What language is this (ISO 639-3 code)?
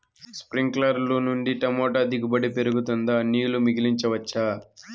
tel